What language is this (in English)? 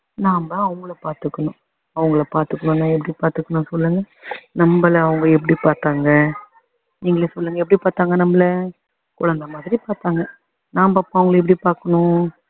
Tamil